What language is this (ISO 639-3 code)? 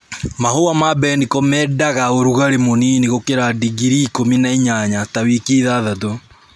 kik